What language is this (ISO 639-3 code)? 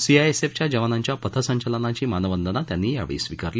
mar